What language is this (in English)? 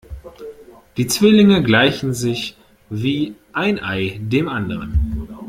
German